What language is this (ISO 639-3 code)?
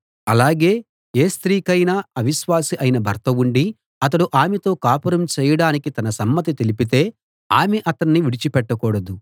tel